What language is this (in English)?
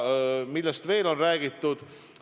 Estonian